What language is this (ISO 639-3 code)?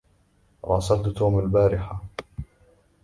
ara